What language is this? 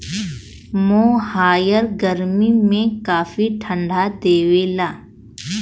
Bhojpuri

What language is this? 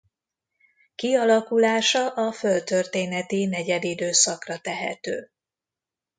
Hungarian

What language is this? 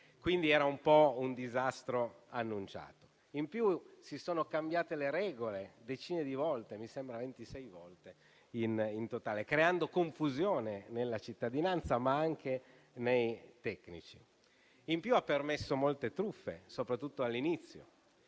Italian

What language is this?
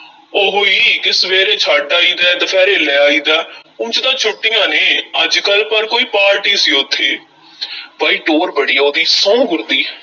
Punjabi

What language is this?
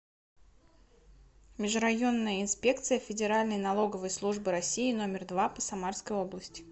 Russian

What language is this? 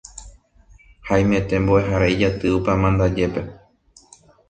Guarani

